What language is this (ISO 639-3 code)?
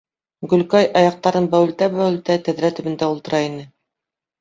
bak